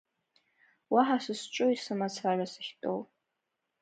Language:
Abkhazian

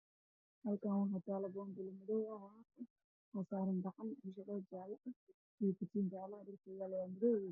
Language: Somali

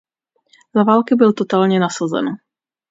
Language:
Czech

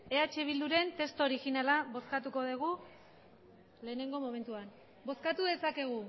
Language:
Basque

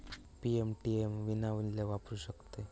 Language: Marathi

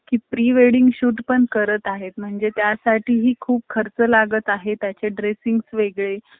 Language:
Marathi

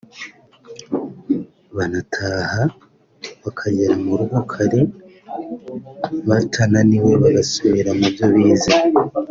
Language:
Kinyarwanda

